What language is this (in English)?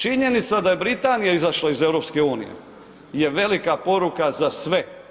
Croatian